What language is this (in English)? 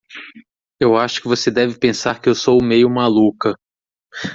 Portuguese